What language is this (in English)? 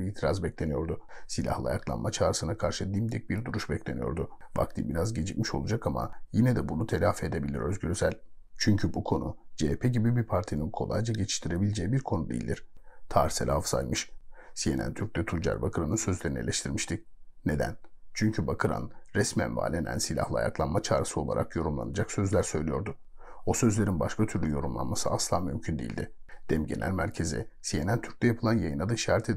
Turkish